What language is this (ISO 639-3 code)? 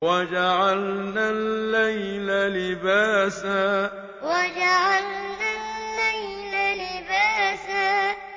ara